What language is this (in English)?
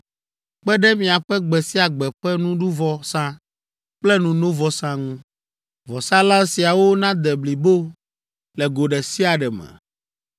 Ewe